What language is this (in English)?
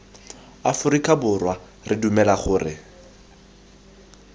Tswana